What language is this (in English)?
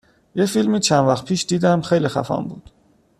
Persian